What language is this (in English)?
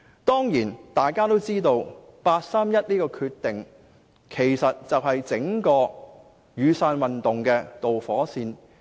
Cantonese